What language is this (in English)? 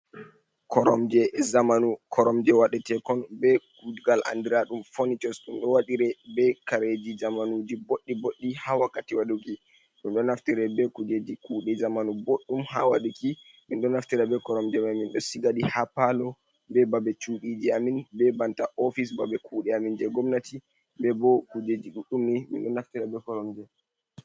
Fula